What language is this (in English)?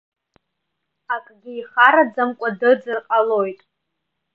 Abkhazian